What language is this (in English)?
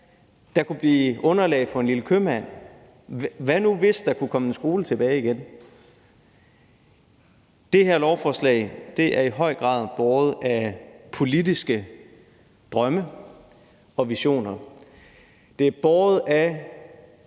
Danish